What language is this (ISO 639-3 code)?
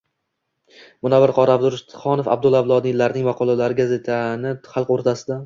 uzb